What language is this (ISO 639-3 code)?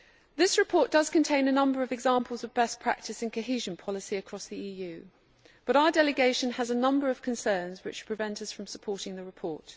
eng